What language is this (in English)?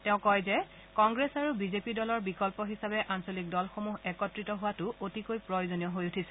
Assamese